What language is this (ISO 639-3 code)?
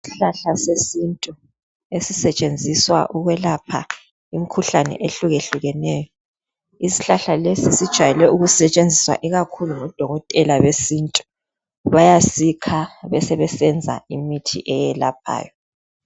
nde